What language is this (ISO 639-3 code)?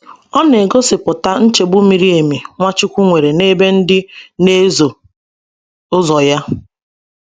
ibo